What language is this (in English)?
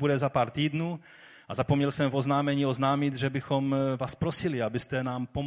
Czech